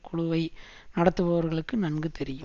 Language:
Tamil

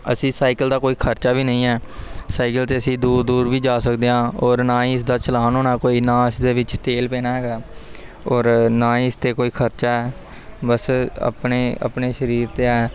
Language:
Punjabi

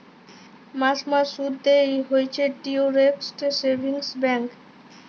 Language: Bangla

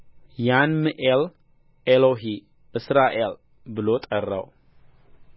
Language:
Amharic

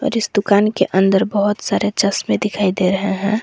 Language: Hindi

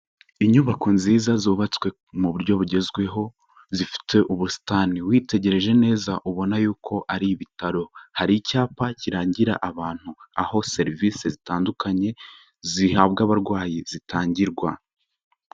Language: Kinyarwanda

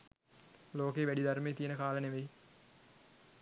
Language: Sinhala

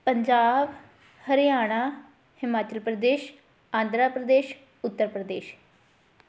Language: Punjabi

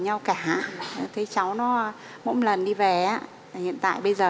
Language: Vietnamese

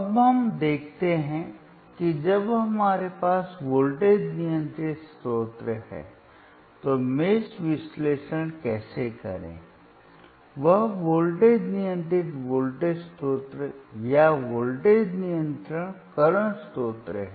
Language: Hindi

